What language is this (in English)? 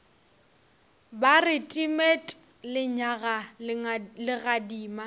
Northern Sotho